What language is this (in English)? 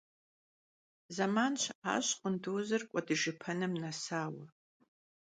Kabardian